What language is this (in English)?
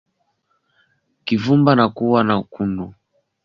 Swahili